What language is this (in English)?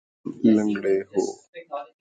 Urdu